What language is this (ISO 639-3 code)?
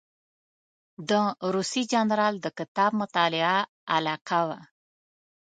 pus